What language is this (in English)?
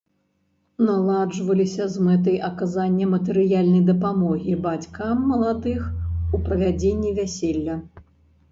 Belarusian